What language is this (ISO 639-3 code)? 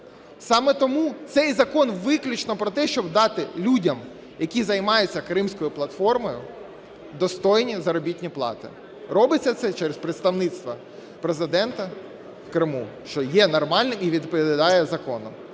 ukr